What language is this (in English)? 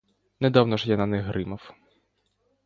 Ukrainian